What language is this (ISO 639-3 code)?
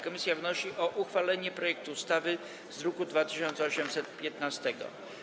pol